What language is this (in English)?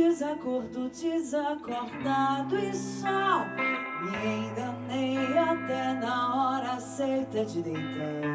Portuguese